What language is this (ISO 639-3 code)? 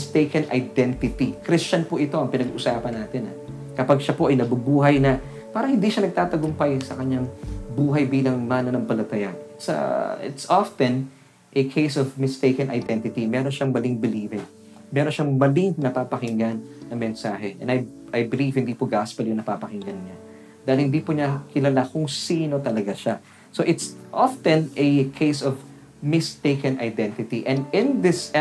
fil